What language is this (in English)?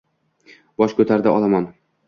Uzbek